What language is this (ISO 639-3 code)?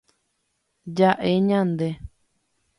grn